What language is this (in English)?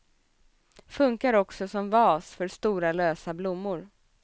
Swedish